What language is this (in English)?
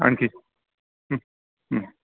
Marathi